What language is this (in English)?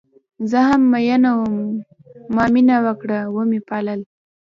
Pashto